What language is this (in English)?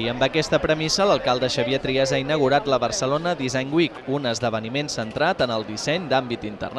Catalan